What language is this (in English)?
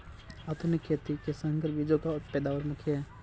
Hindi